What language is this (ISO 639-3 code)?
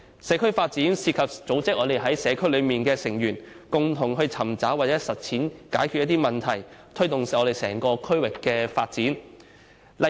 yue